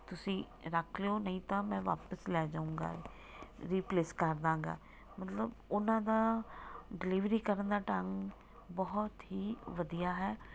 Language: Punjabi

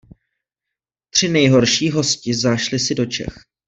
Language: Czech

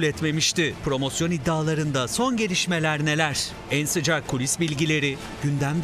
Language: Turkish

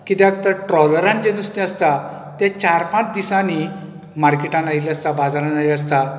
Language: Konkani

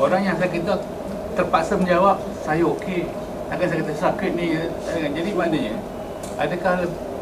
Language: Malay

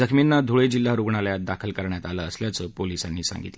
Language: Marathi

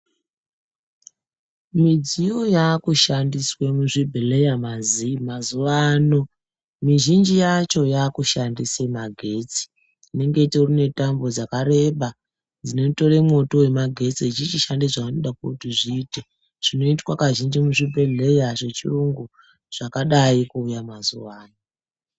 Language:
Ndau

